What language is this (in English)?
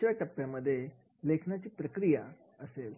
Marathi